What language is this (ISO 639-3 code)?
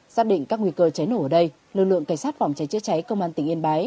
vie